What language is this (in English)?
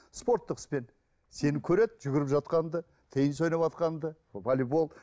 Kazakh